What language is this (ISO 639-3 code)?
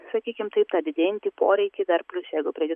lit